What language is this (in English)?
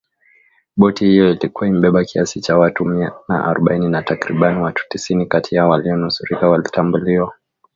Swahili